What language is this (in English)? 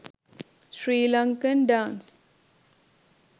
Sinhala